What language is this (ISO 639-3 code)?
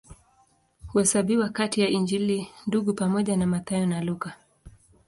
swa